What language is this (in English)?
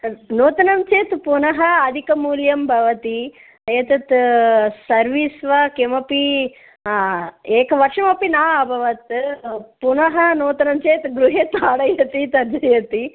Sanskrit